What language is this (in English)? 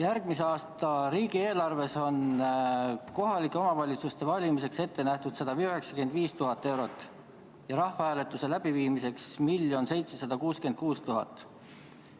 Estonian